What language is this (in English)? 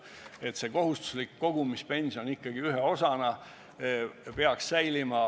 Estonian